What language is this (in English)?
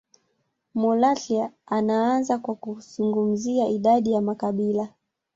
Swahili